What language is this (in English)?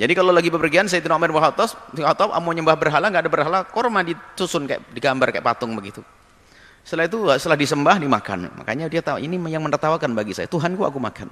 Indonesian